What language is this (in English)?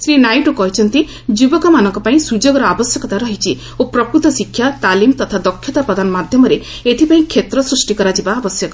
Odia